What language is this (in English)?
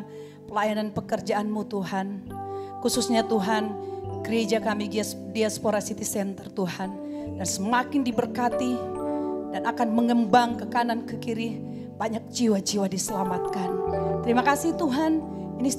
Indonesian